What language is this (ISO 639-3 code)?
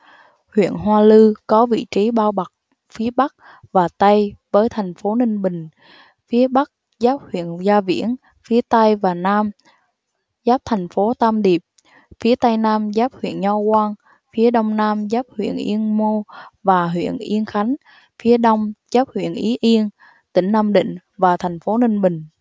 vie